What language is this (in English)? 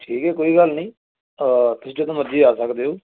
Punjabi